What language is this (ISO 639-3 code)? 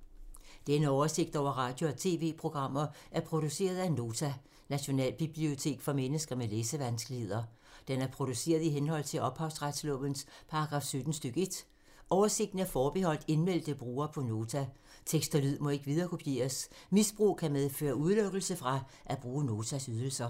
dan